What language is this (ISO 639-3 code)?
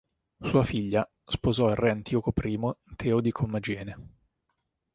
ita